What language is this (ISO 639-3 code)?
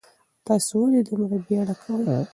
pus